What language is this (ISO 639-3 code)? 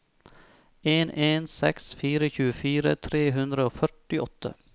nor